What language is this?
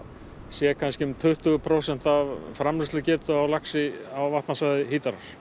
Icelandic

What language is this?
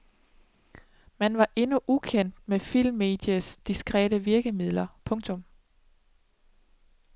Danish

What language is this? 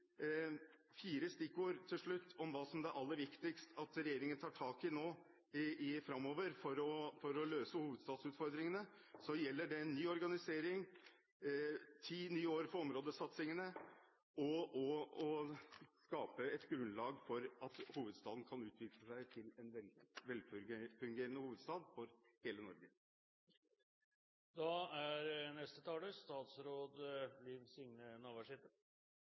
Norwegian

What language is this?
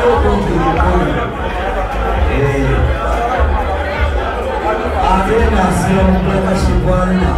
Arabic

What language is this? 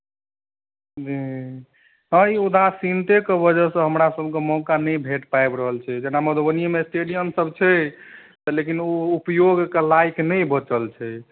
Maithili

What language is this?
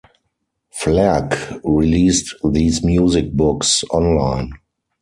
English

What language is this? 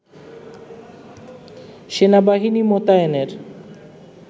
Bangla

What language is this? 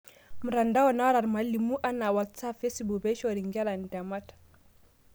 Masai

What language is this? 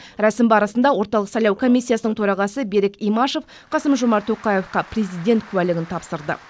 Kazakh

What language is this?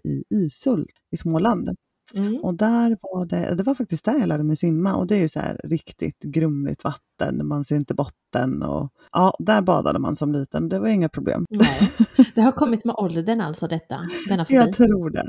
Swedish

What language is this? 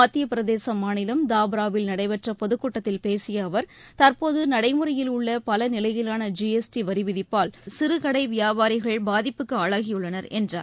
Tamil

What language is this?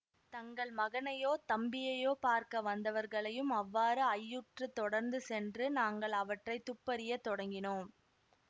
Tamil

